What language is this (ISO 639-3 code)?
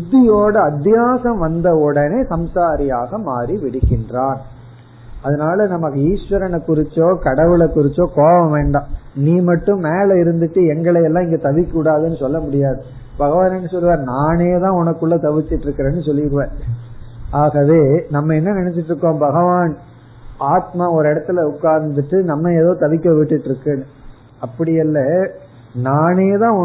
tam